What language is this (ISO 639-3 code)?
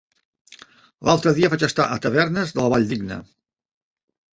cat